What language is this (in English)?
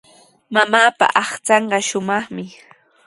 Sihuas Ancash Quechua